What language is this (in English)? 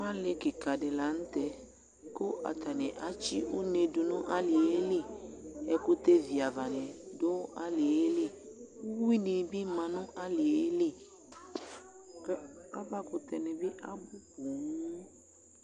Ikposo